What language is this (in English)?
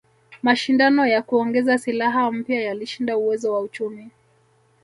Swahili